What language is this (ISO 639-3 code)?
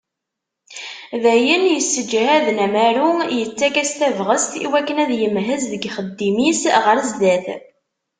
kab